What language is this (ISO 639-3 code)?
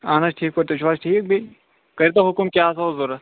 kas